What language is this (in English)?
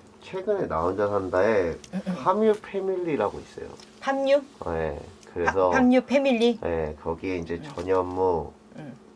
Korean